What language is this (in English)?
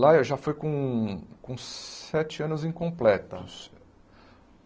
Portuguese